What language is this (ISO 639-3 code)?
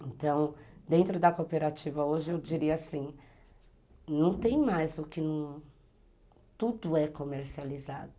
por